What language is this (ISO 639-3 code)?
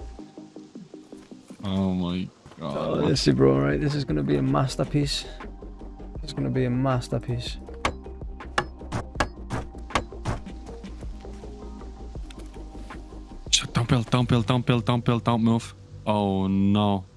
eng